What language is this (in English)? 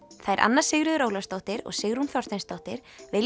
Icelandic